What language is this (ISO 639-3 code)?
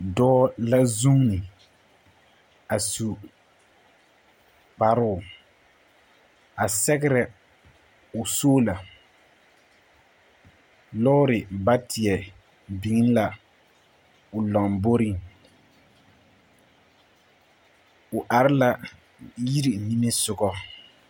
dga